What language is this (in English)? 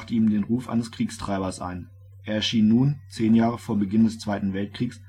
German